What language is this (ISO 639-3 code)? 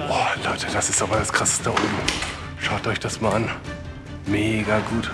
deu